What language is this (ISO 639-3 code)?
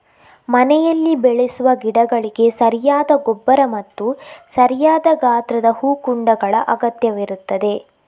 kan